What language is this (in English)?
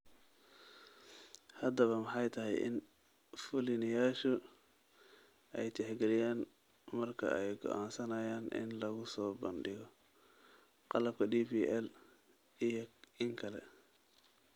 Somali